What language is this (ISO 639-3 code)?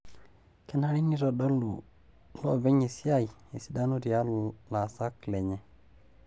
mas